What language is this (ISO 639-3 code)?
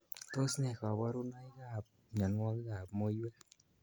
kln